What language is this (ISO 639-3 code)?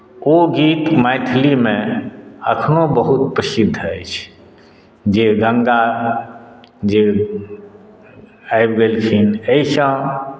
mai